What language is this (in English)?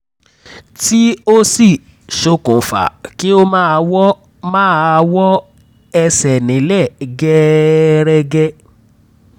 Yoruba